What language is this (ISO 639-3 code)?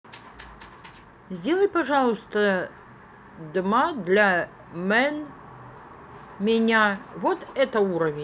rus